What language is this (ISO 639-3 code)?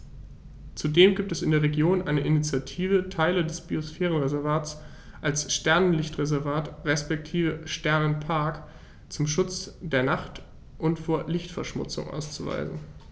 deu